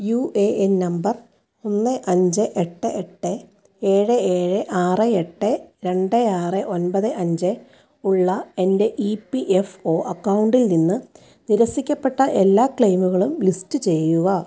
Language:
Malayalam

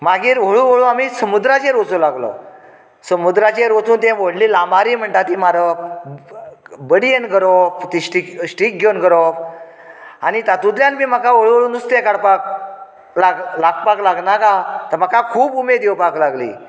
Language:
Konkani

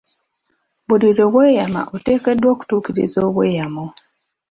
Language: Ganda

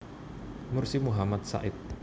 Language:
Javanese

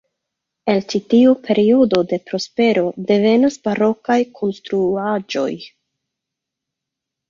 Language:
Esperanto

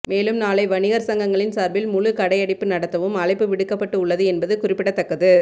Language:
Tamil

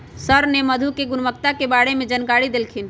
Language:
Magahi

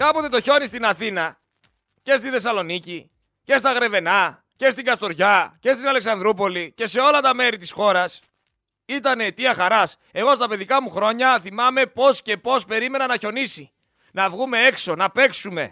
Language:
Greek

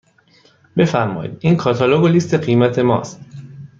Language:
Persian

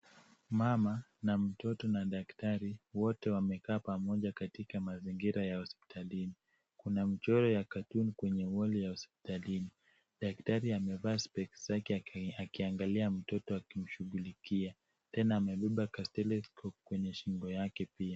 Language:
Swahili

